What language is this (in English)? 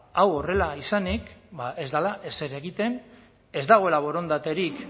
Basque